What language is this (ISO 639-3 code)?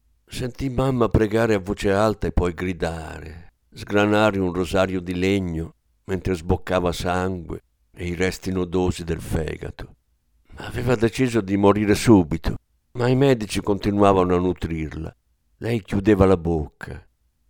ita